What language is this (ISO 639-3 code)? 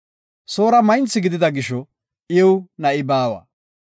gof